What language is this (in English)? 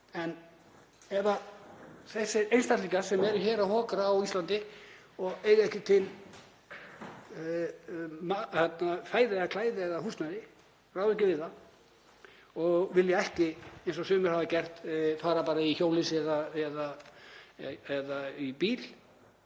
Icelandic